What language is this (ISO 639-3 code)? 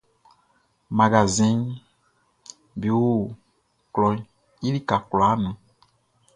bci